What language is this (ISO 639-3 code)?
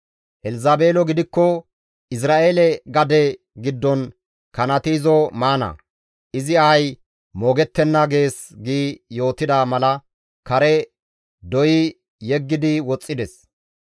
gmv